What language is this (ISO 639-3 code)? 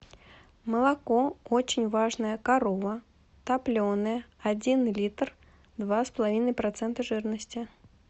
rus